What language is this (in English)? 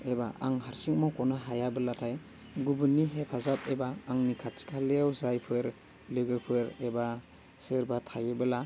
Bodo